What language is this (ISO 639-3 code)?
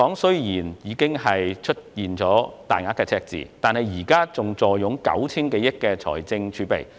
yue